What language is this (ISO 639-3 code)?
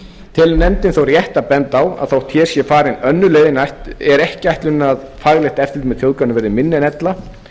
isl